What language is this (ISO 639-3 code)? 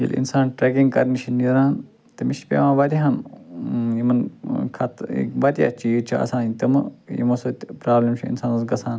kas